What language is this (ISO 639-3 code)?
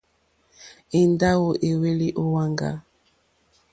bri